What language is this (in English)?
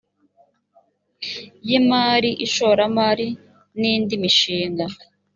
Kinyarwanda